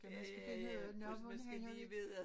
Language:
Danish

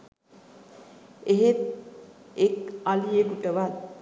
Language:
Sinhala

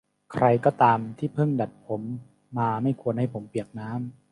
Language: Thai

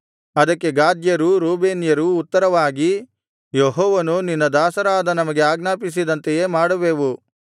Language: Kannada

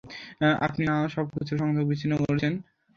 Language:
Bangla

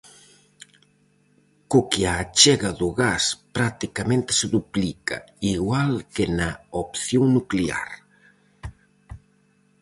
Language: Galician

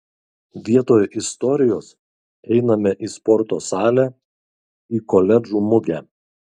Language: Lithuanian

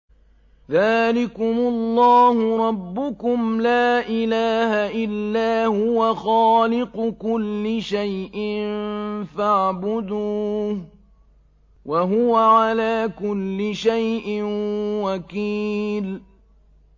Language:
Arabic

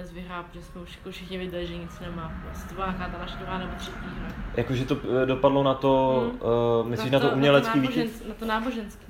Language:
Czech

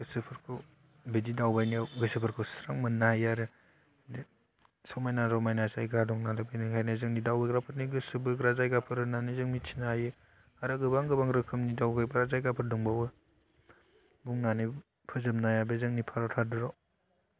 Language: Bodo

